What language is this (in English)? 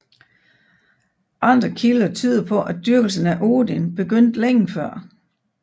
Danish